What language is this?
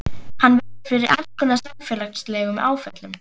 Icelandic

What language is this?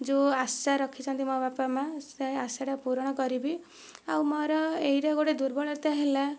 Odia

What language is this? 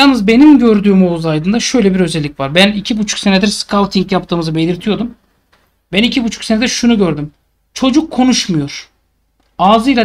Turkish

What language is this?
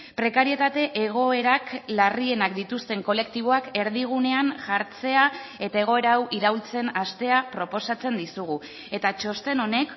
Basque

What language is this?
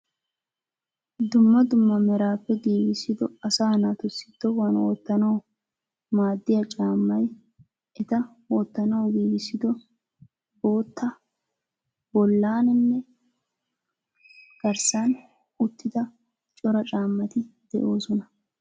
Wolaytta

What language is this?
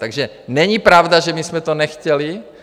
Czech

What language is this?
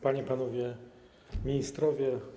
Polish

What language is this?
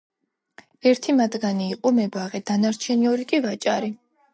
Georgian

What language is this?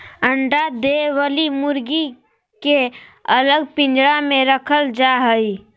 Magahi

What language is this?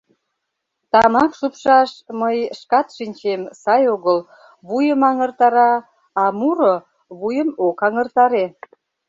Mari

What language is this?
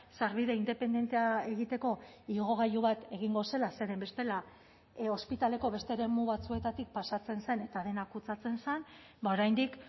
Basque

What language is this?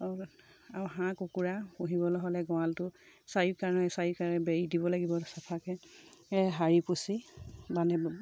Assamese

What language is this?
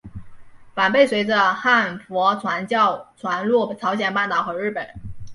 Chinese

